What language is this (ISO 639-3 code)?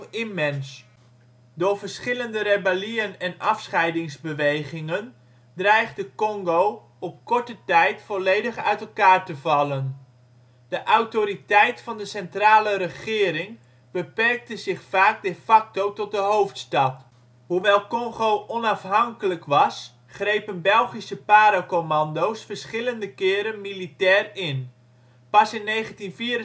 nld